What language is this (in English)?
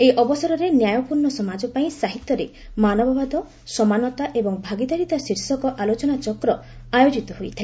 Odia